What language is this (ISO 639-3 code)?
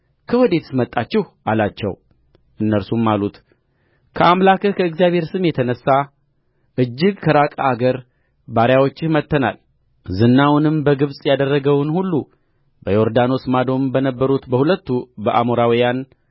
amh